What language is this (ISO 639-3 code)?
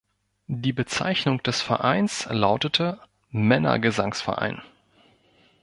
deu